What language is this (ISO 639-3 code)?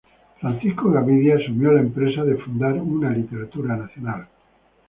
spa